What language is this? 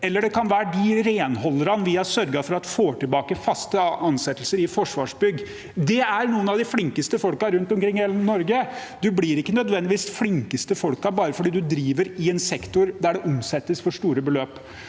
Norwegian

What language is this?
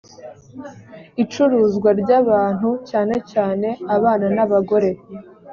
Kinyarwanda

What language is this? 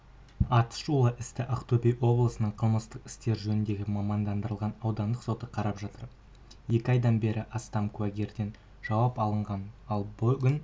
Kazakh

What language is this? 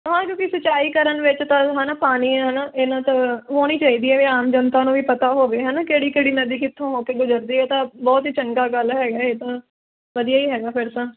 Punjabi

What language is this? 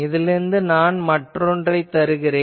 Tamil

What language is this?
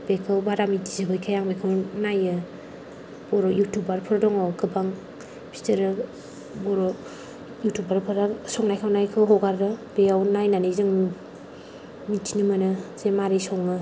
Bodo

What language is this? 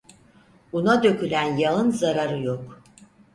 Turkish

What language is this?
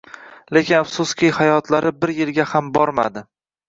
Uzbek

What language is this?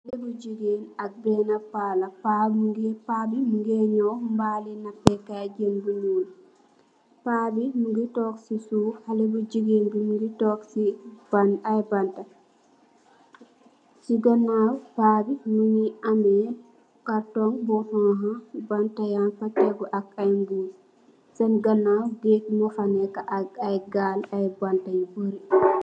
Wolof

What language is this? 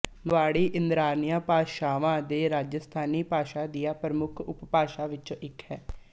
Punjabi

